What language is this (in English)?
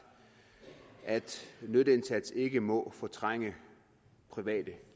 Danish